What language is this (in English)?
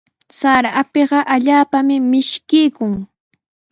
Sihuas Ancash Quechua